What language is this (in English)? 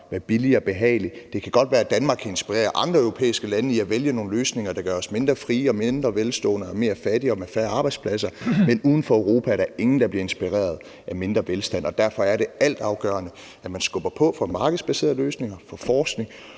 Danish